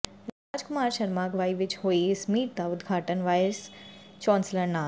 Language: Punjabi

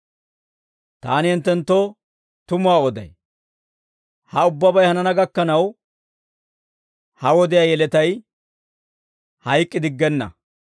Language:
Dawro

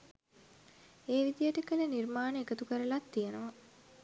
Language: Sinhala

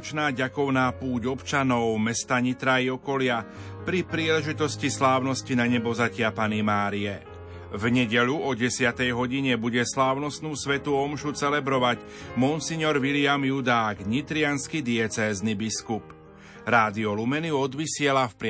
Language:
Slovak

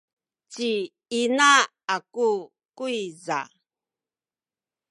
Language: Sakizaya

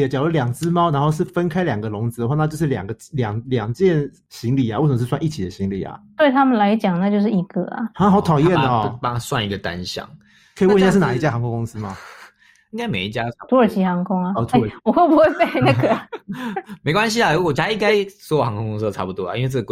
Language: Chinese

